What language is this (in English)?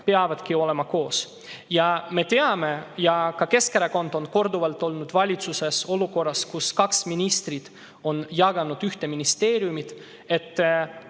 Estonian